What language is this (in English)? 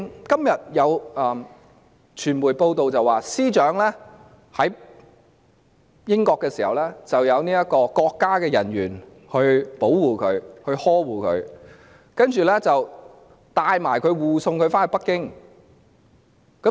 Cantonese